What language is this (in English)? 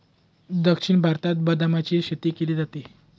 Marathi